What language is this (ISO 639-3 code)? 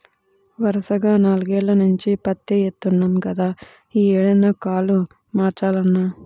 tel